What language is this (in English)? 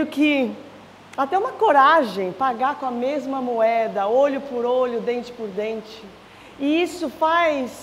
Portuguese